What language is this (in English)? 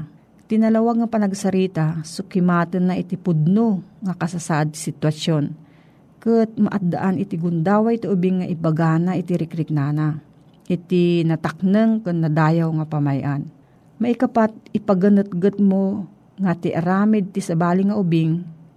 Filipino